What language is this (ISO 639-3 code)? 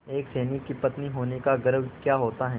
hin